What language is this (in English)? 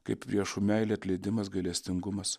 Lithuanian